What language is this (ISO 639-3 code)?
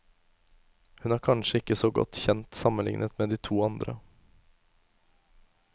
nor